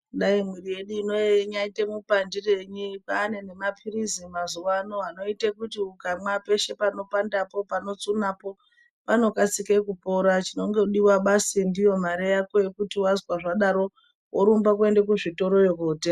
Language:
Ndau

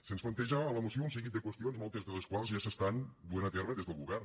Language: Catalan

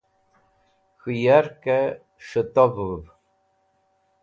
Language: Wakhi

